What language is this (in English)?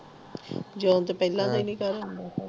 Punjabi